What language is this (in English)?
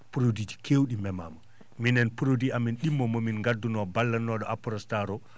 Fula